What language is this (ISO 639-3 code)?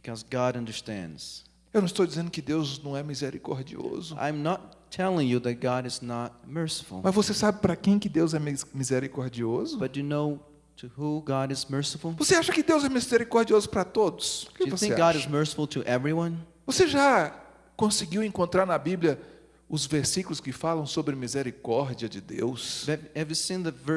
por